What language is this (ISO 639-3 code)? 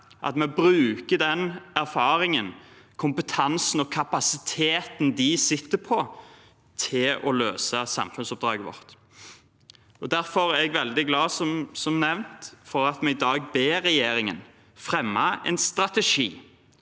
nor